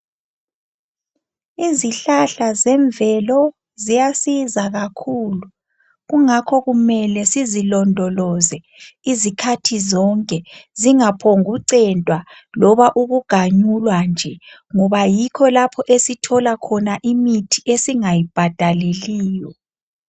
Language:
North Ndebele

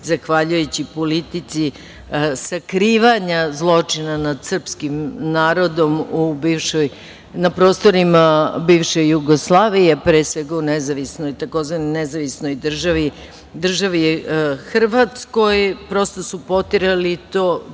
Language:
Serbian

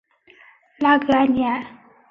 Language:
Chinese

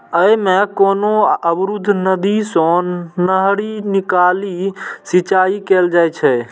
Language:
Maithili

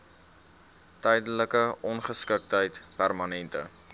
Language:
Afrikaans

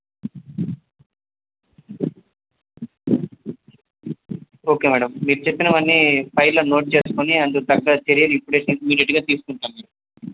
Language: Telugu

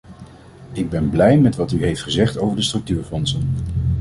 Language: Dutch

